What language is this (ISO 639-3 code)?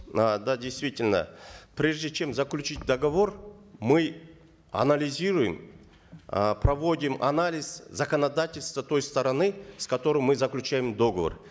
kaz